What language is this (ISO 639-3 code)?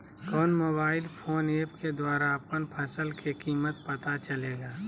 mag